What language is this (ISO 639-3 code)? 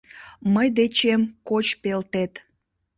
chm